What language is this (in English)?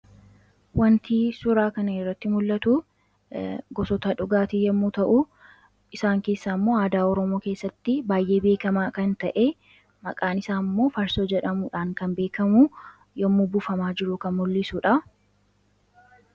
Oromo